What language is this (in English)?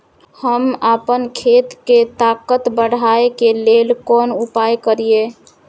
Maithili